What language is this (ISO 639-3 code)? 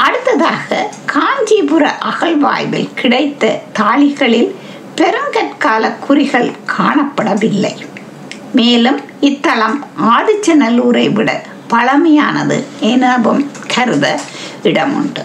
tam